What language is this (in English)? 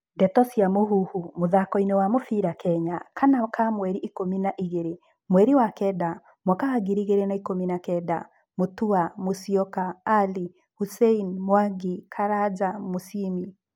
Kikuyu